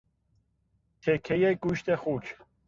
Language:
Persian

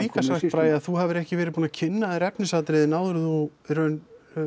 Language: Icelandic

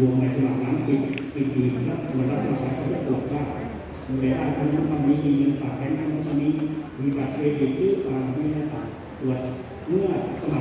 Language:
Thai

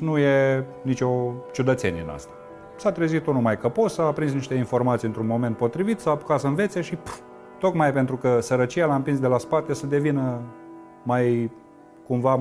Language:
Romanian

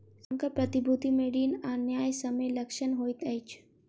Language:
Maithili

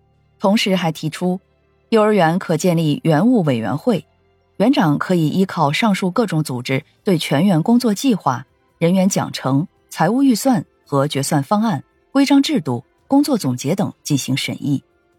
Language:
Chinese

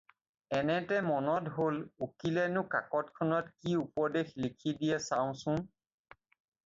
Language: Assamese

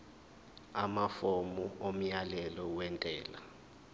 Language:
Zulu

